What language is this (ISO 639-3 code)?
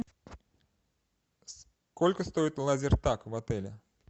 rus